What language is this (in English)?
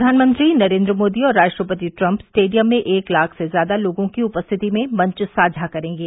Hindi